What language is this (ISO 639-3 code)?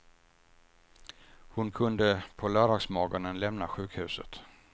swe